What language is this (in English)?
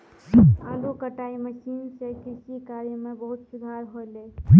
Maithili